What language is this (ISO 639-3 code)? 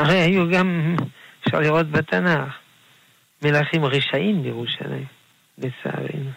heb